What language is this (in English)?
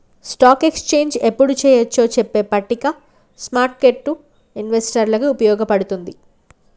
Telugu